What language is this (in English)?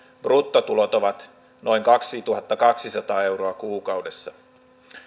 Finnish